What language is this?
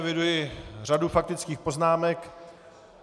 Czech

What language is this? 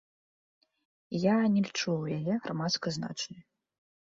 Belarusian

